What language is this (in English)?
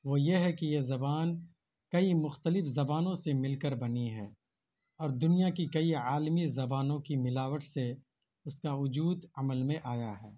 Urdu